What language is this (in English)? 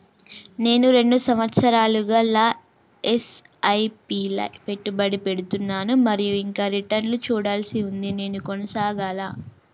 Telugu